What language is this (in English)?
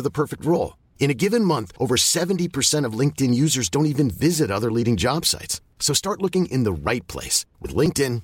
Indonesian